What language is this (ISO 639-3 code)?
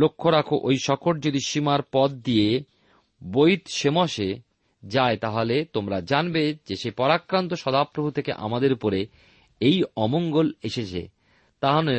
ben